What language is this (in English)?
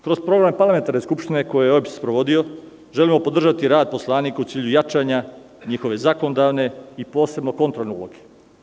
Serbian